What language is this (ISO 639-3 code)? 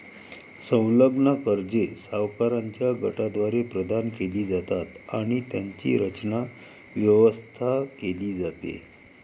mar